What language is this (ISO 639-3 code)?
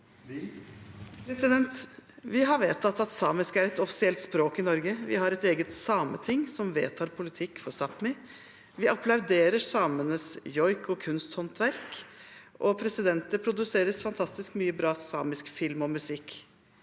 nor